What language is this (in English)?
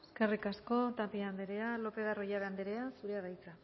Basque